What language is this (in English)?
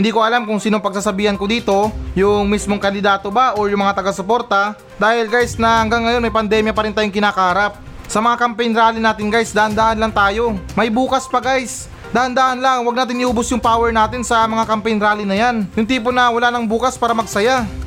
Filipino